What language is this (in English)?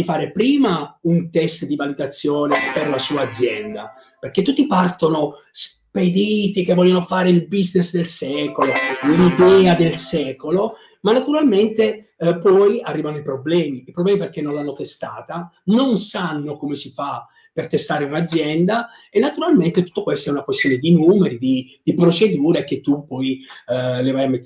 Italian